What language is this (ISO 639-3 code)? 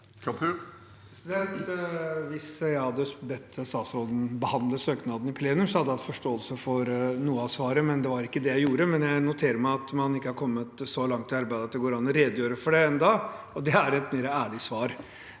nor